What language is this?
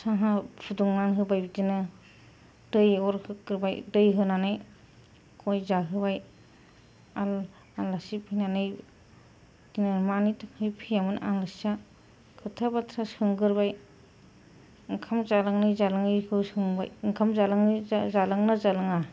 Bodo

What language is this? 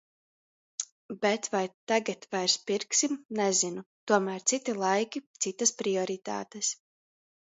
Latvian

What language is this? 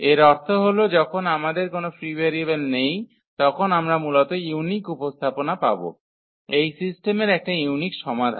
Bangla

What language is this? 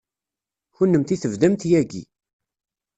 Kabyle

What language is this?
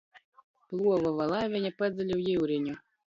Latgalian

